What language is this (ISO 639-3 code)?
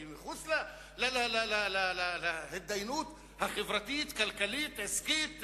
heb